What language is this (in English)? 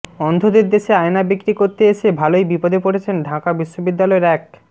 Bangla